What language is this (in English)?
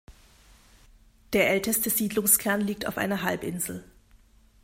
German